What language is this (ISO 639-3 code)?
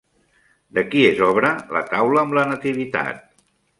cat